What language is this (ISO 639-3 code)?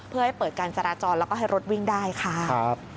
tha